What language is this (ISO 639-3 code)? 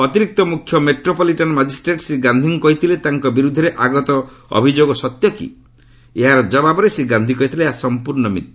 ori